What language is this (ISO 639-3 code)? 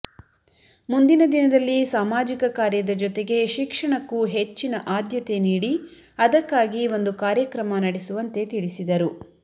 kan